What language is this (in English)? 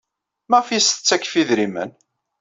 Kabyle